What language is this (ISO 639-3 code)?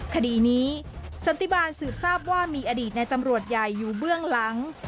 tha